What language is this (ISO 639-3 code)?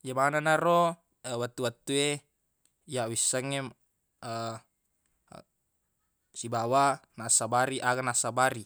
bug